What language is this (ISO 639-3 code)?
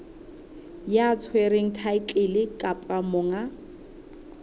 sot